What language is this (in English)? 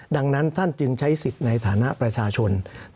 Thai